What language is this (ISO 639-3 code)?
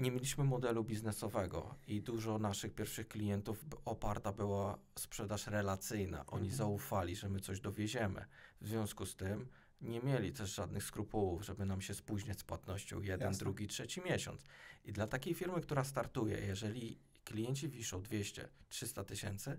pol